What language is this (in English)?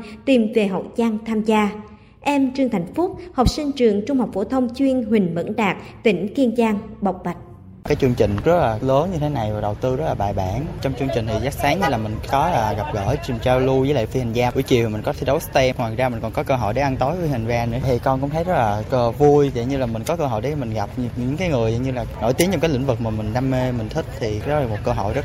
Vietnamese